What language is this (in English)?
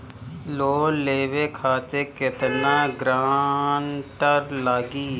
Bhojpuri